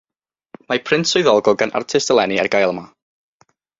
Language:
Welsh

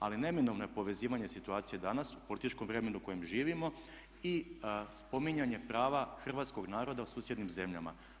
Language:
Croatian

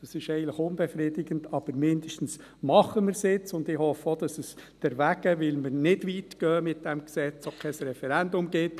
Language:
Swiss German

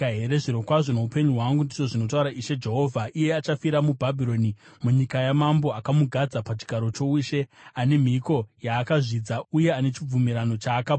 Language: Shona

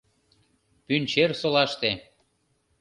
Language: Mari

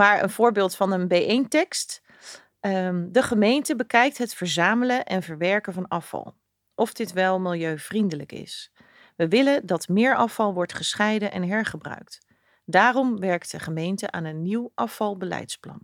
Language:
Dutch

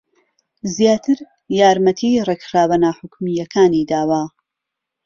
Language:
Central Kurdish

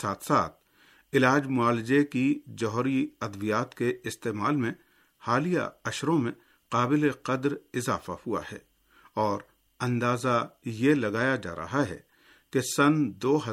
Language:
Urdu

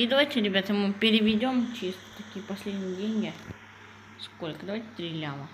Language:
Russian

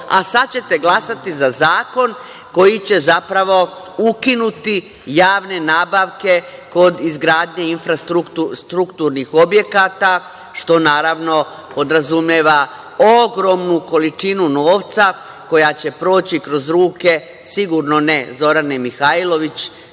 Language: Serbian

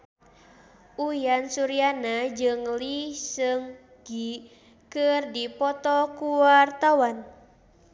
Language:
Sundanese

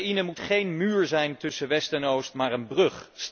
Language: Dutch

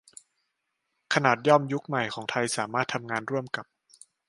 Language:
Thai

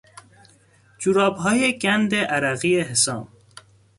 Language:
Persian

